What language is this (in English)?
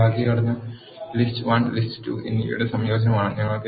Malayalam